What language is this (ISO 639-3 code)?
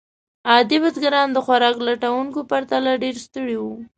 pus